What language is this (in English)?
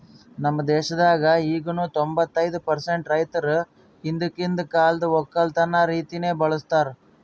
Kannada